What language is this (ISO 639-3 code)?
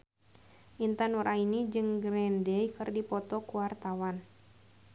sun